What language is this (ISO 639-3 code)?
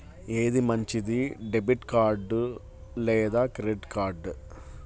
tel